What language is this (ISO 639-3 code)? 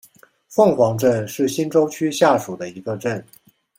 zho